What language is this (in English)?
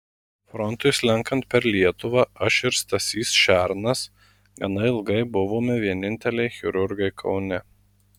Lithuanian